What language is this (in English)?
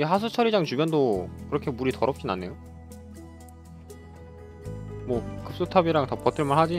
Korean